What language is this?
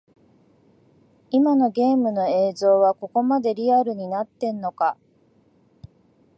Japanese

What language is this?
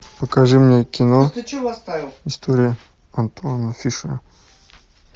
Russian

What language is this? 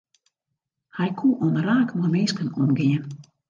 Western Frisian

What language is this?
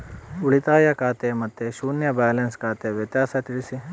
Kannada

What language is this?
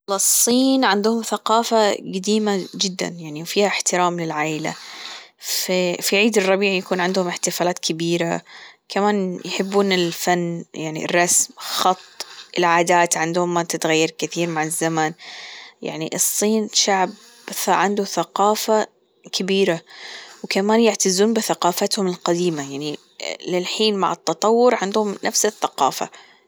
Gulf Arabic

